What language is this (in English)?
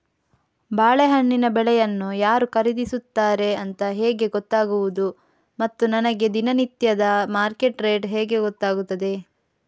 Kannada